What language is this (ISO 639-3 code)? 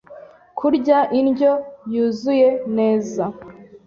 kin